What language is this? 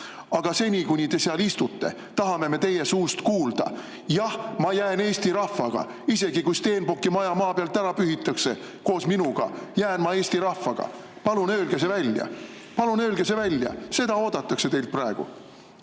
Estonian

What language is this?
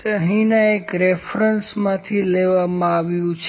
Gujarati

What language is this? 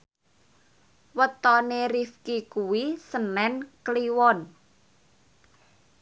Javanese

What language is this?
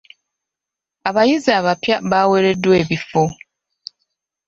Ganda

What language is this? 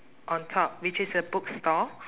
English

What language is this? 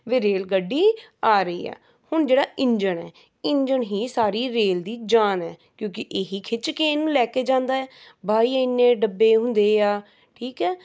Punjabi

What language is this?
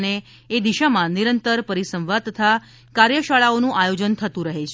Gujarati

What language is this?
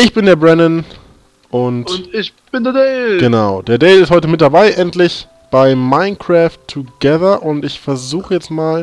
German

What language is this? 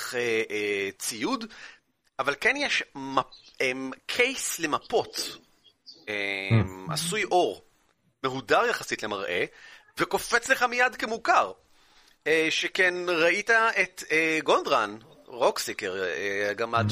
Hebrew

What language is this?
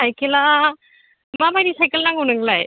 Bodo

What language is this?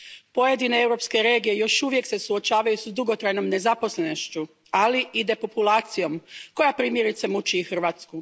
Croatian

